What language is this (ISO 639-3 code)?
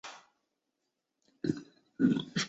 zho